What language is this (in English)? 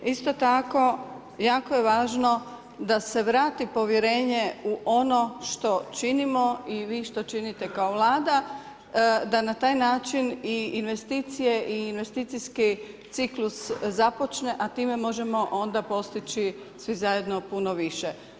Croatian